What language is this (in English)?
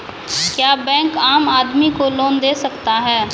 Maithili